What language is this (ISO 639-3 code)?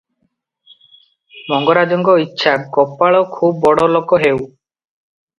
ori